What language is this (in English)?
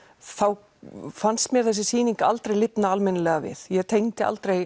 Icelandic